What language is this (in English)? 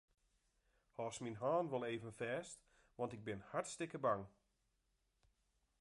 Western Frisian